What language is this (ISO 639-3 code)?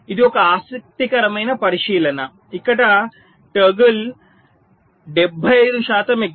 tel